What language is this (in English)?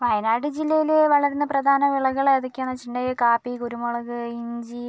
Malayalam